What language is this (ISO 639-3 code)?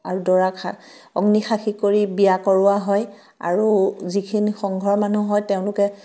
asm